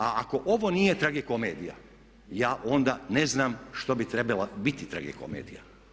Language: Croatian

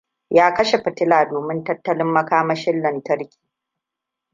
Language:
Hausa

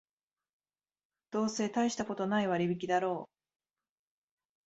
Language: Japanese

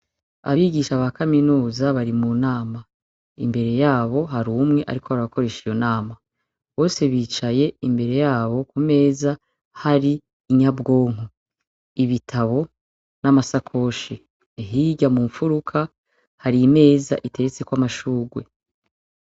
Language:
Rundi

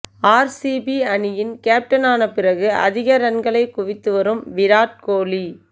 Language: Tamil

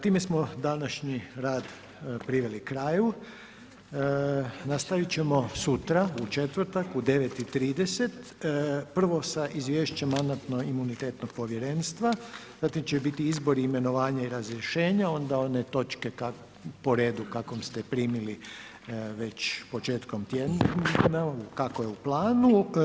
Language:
Croatian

